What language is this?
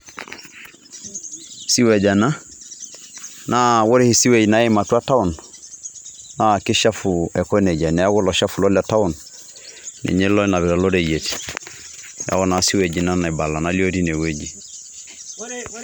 Masai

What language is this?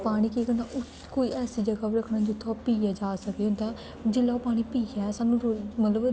Dogri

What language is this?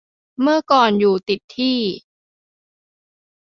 Thai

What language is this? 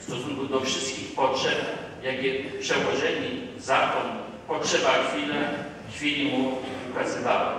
Polish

